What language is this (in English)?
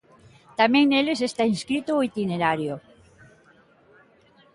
Galician